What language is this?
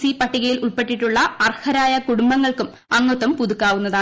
Malayalam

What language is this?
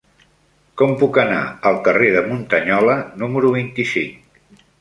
Catalan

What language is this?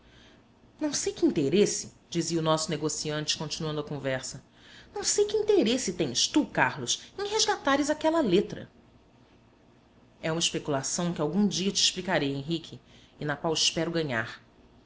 Portuguese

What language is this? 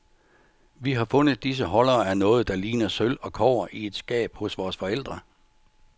Danish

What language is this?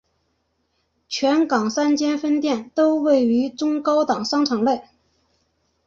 Chinese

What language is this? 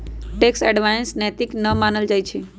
Magahi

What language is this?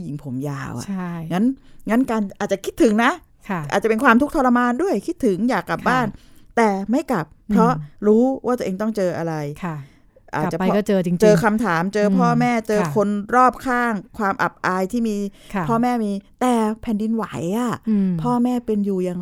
Thai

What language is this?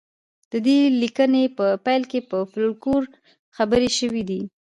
Pashto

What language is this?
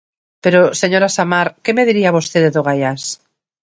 Galician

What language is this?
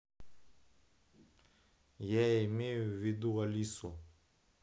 Russian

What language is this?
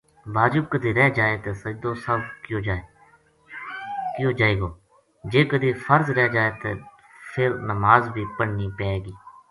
Gujari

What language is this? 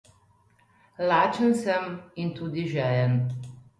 Slovenian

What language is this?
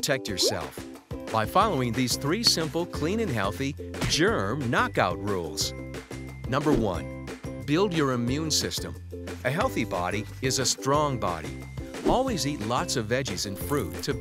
English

